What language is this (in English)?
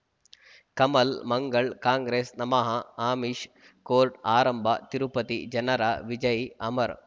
Kannada